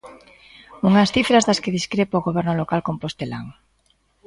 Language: Galician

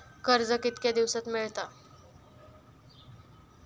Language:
Marathi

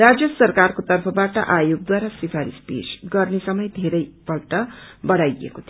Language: Nepali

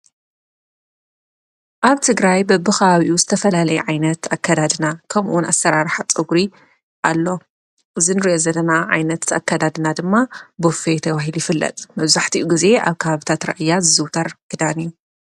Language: Tigrinya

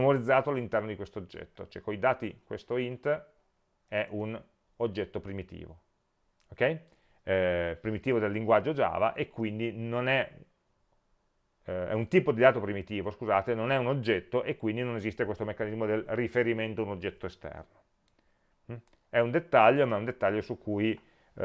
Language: Italian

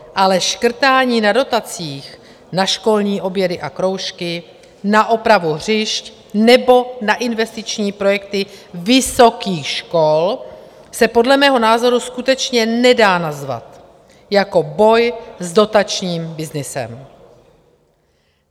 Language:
Czech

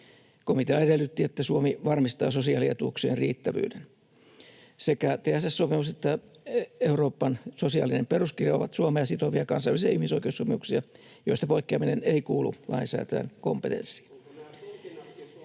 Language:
Finnish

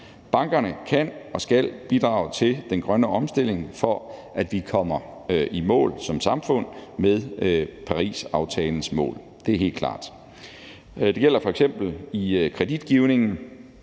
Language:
Danish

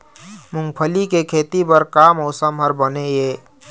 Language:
Chhattisgarhi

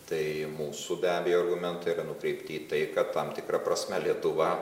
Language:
Lithuanian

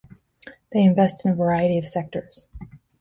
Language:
English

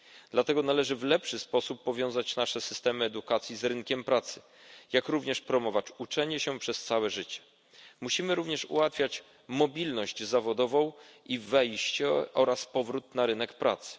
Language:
Polish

